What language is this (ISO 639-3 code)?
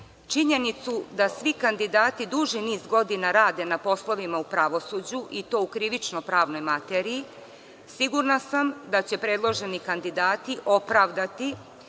srp